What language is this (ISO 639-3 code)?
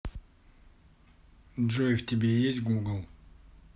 rus